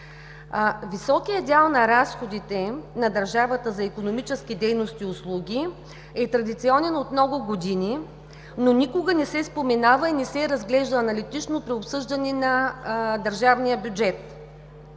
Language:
Bulgarian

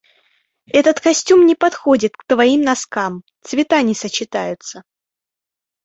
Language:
Russian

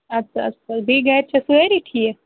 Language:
Kashmiri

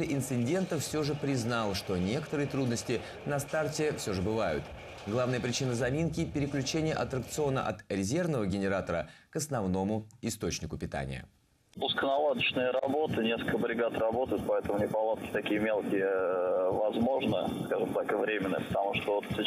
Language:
Russian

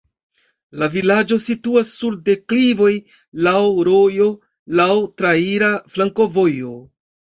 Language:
Esperanto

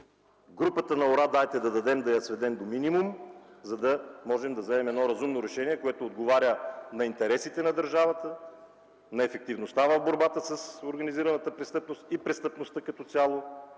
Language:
Bulgarian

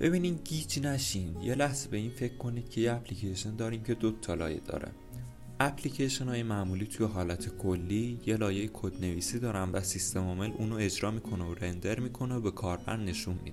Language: Persian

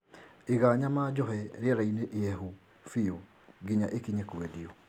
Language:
Kikuyu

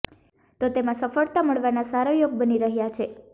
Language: Gujarati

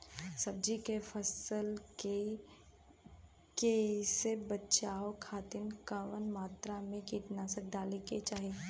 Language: Bhojpuri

